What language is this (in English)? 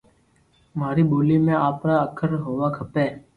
Loarki